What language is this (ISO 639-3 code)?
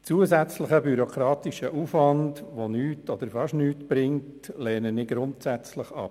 gsw